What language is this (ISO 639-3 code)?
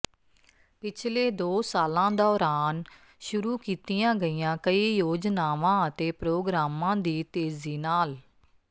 pan